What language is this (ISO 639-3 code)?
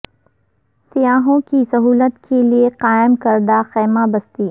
urd